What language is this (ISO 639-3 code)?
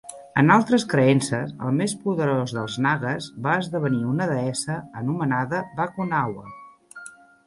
cat